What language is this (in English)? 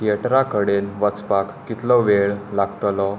Konkani